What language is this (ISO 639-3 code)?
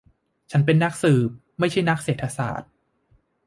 tha